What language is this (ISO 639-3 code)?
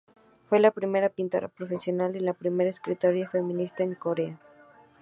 spa